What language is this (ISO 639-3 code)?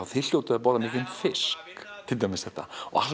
isl